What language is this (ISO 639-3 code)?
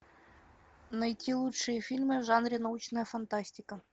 rus